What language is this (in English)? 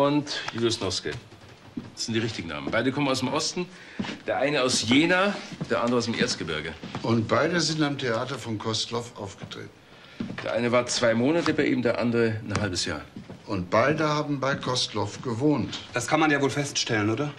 German